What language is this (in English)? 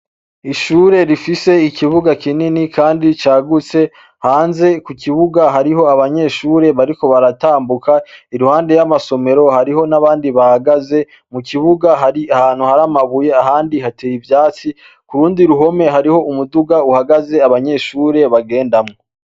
Rundi